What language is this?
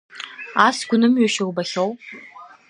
Abkhazian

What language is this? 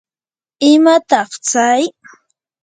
Yanahuanca Pasco Quechua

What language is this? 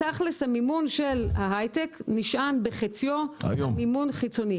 Hebrew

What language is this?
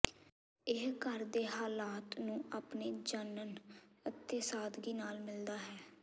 Punjabi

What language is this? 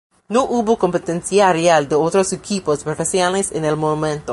Spanish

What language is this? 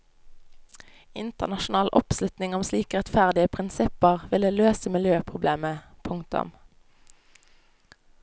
Norwegian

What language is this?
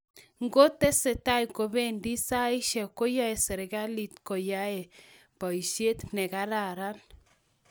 Kalenjin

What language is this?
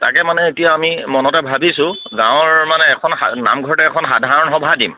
Assamese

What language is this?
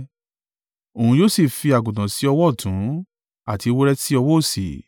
Yoruba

